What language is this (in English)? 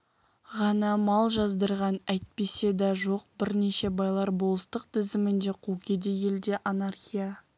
Kazakh